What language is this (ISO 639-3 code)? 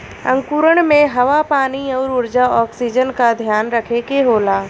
bho